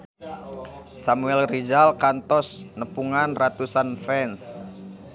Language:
Sundanese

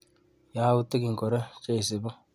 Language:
Kalenjin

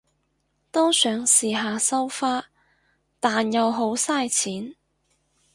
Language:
Cantonese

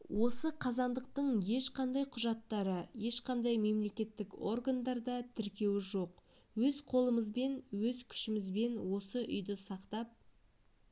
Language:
Kazakh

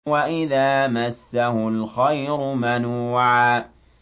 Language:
Arabic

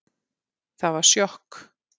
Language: Icelandic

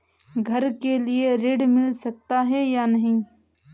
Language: Hindi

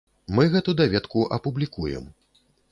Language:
Belarusian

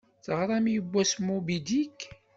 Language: Kabyle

